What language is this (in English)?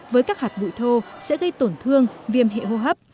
Vietnamese